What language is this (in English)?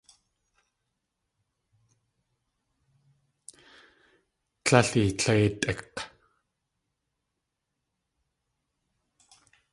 Tlingit